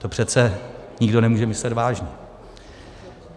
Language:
Czech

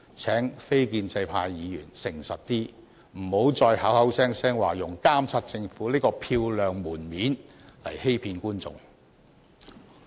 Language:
Cantonese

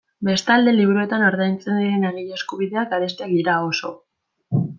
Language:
Basque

